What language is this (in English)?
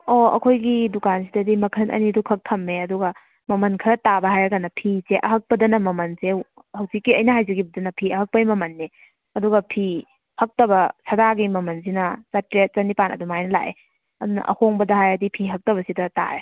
Manipuri